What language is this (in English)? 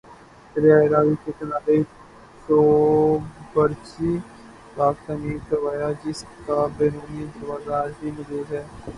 Urdu